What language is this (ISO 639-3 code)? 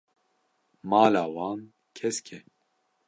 kur